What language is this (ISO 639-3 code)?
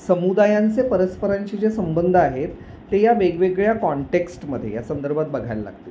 mar